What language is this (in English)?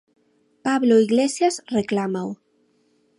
Galician